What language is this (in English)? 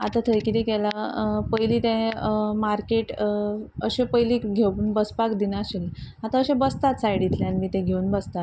Konkani